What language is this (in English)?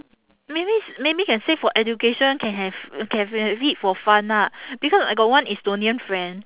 English